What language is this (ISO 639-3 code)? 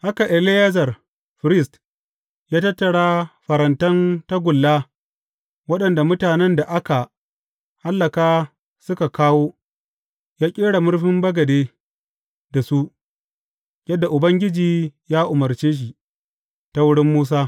hau